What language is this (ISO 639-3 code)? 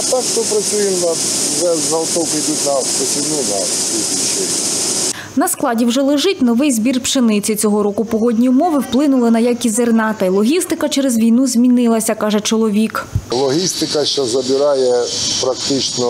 ukr